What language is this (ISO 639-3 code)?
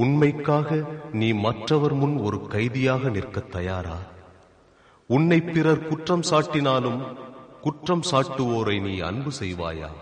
tam